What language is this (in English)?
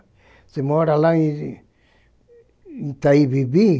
Portuguese